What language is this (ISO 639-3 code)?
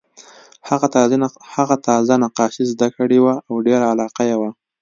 pus